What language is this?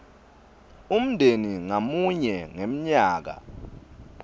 Swati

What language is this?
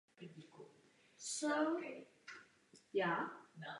Czech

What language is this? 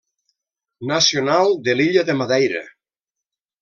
Catalan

